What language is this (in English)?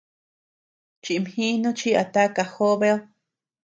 Tepeuxila Cuicatec